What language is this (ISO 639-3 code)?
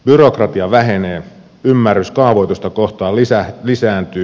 fin